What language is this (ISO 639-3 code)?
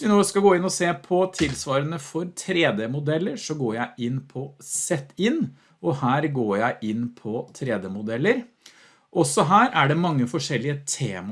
nor